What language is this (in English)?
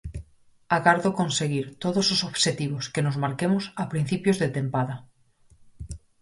Galician